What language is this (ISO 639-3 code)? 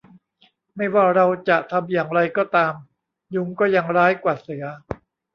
tha